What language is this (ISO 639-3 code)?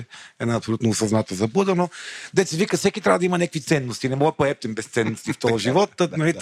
bul